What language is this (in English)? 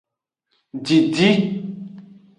Aja (Benin)